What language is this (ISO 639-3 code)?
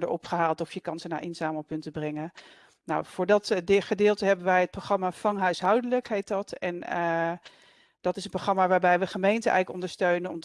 nld